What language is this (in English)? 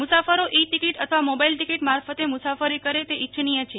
Gujarati